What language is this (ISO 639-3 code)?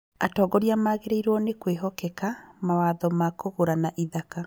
kik